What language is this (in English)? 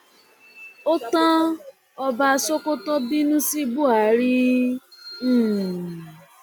Yoruba